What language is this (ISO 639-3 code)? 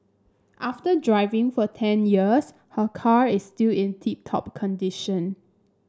eng